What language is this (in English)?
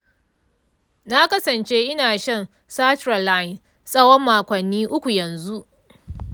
Hausa